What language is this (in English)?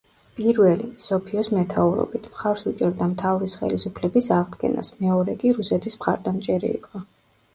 Georgian